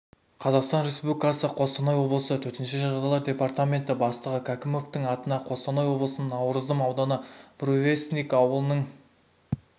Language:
Kazakh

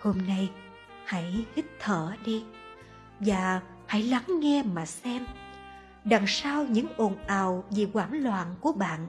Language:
Vietnamese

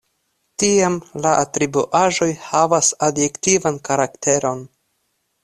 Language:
Esperanto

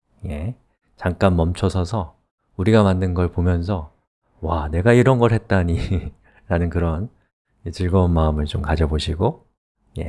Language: Korean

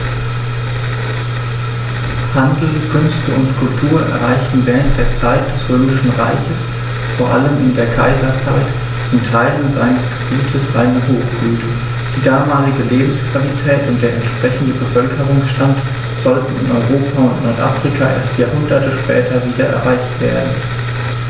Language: German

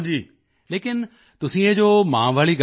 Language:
Punjabi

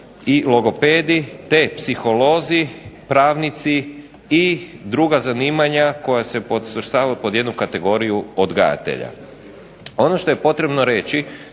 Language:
Croatian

